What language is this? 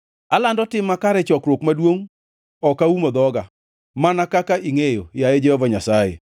Luo (Kenya and Tanzania)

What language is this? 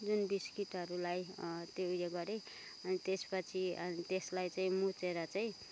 Nepali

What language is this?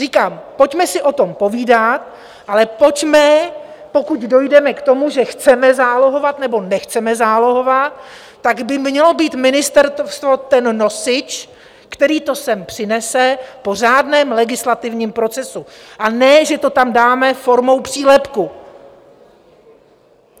Czech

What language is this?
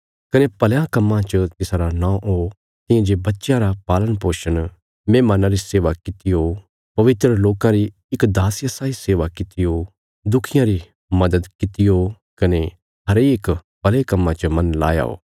Bilaspuri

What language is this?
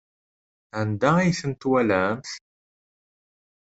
Kabyle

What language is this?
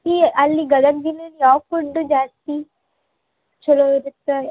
Kannada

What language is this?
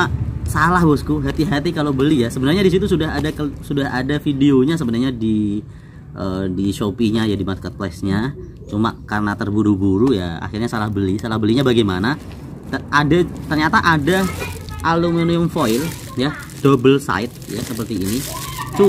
Indonesian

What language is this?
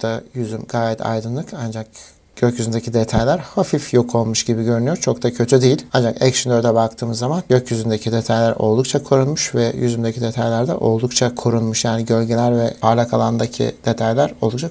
Turkish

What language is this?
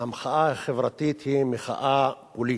Hebrew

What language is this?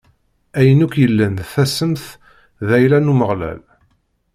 Kabyle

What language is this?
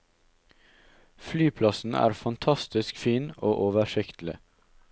Norwegian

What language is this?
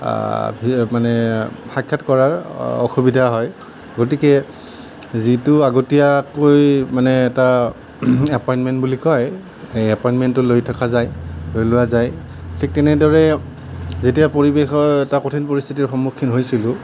Assamese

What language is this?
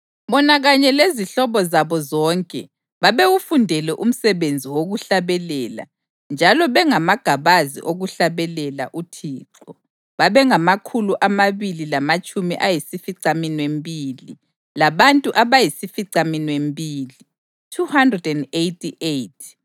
North Ndebele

